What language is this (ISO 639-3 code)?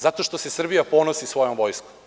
srp